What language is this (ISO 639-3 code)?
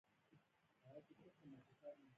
pus